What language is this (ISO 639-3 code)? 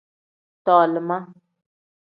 kdh